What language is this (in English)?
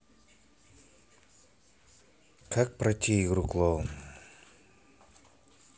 Russian